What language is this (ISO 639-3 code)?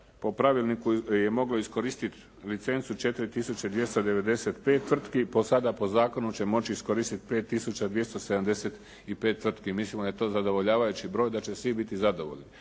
hrv